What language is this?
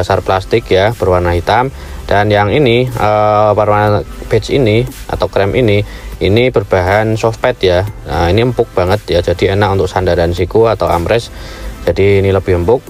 Indonesian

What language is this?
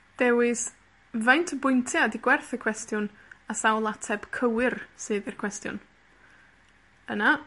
Welsh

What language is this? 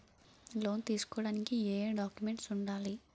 Telugu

